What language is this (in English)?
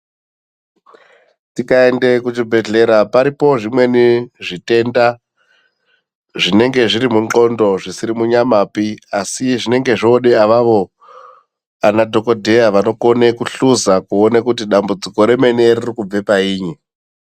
Ndau